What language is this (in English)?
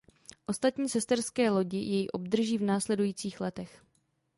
Czech